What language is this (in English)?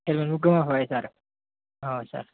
Bodo